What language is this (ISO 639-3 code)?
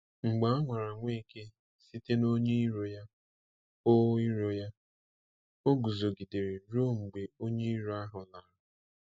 ibo